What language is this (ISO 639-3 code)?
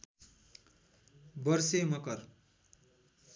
nep